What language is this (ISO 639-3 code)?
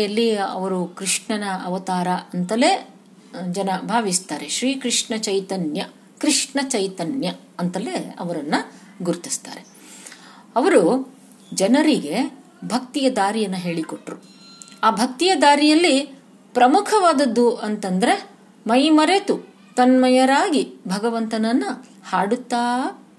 kan